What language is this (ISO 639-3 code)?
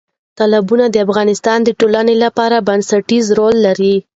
pus